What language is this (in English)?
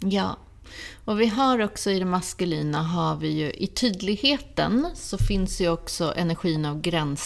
Swedish